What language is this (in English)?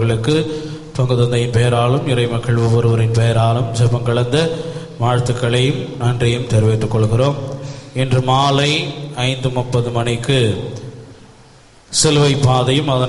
Arabic